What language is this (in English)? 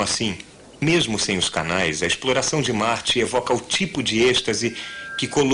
Portuguese